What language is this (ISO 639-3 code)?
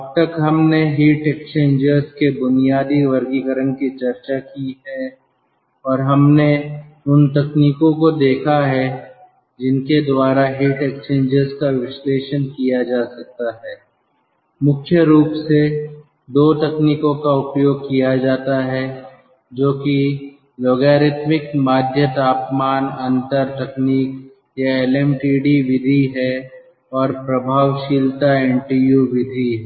hin